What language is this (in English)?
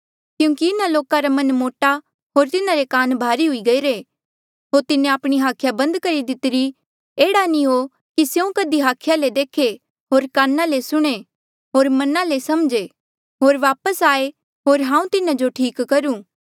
Mandeali